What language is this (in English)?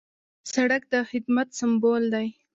Pashto